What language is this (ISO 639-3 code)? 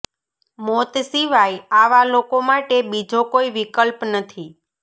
guj